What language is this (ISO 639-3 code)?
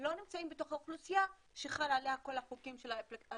heb